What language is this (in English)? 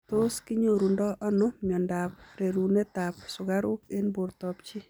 Kalenjin